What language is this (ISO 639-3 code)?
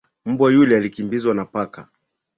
swa